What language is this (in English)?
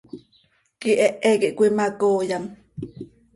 Seri